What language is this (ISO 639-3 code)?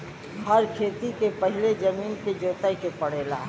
bho